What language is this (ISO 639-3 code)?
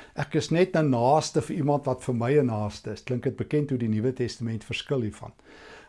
nld